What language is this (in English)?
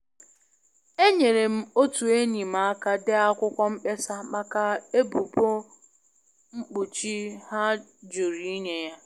Igbo